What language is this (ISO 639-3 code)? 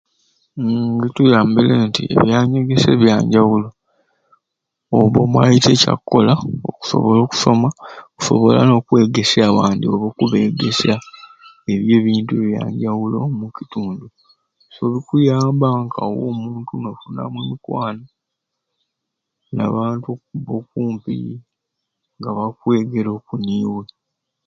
ruc